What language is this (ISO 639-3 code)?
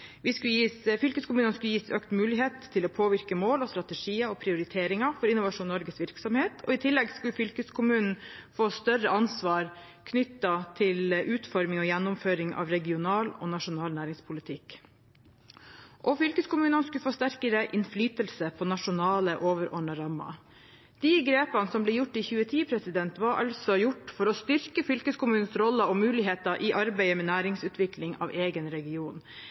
nob